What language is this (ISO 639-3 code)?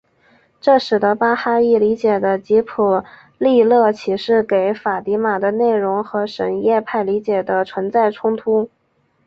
zho